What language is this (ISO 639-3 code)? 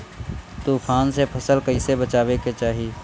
bho